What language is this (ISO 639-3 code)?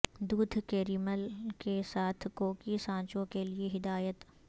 urd